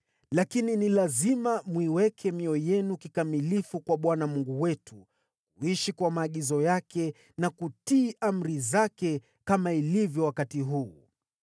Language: Swahili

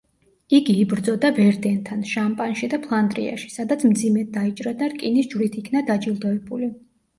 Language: Georgian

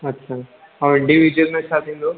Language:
Sindhi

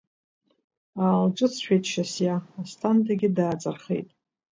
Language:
Abkhazian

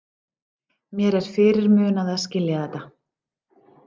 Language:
Icelandic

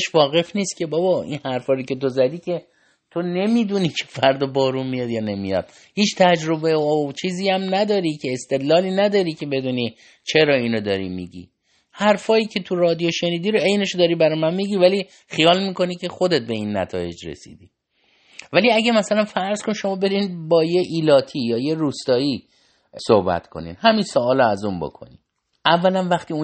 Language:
Persian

